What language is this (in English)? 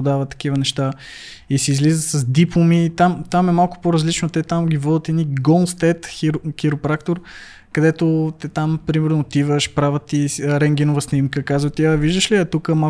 Bulgarian